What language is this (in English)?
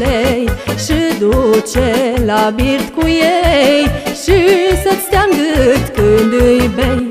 Romanian